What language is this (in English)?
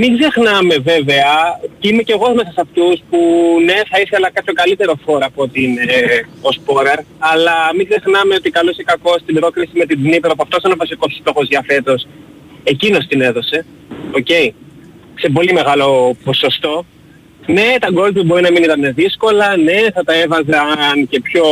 Greek